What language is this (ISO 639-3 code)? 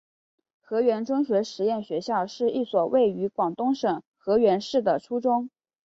zho